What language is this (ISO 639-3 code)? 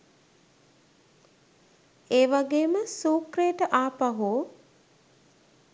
sin